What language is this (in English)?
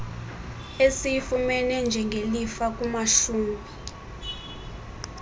Xhosa